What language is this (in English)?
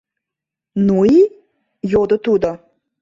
Mari